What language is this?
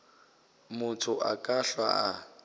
Northern Sotho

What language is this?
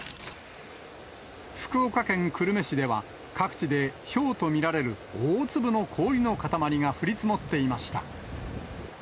Japanese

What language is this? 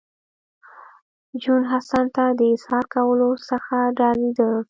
Pashto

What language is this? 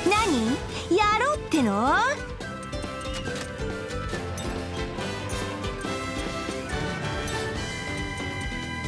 Japanese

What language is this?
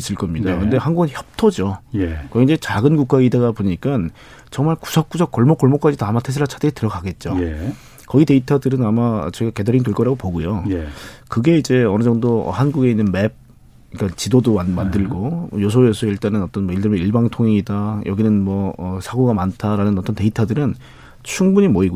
Korean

